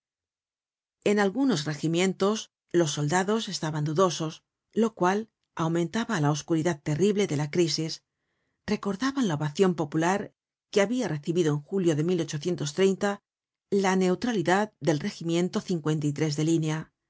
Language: Spanish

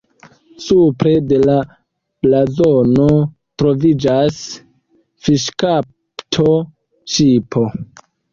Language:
Esperanto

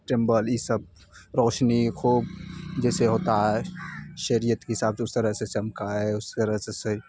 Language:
Urdu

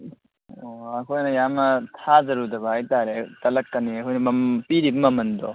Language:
Manipuri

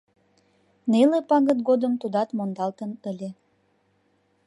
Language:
Mari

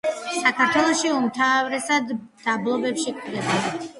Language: Georgian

